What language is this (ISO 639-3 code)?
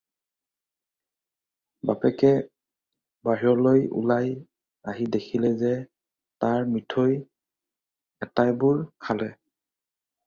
asm